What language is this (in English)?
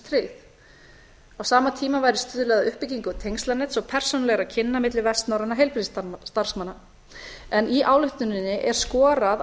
Icelandic